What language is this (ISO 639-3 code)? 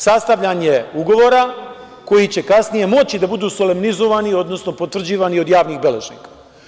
srp